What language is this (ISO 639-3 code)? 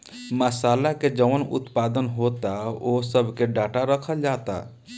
bho